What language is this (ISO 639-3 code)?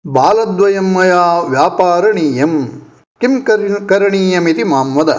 san